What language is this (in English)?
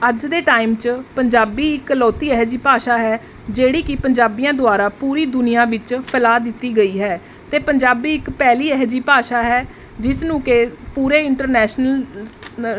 Punjabi